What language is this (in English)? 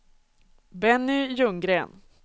Swedish